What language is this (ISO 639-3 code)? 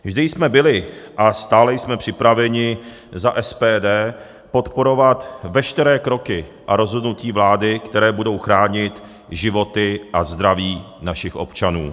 ces